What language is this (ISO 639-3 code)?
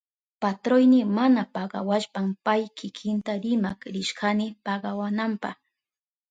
qup